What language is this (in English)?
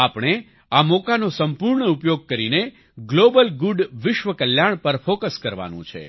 Gujarati